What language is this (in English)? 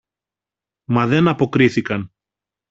Greek